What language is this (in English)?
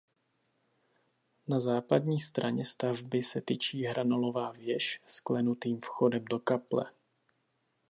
Czech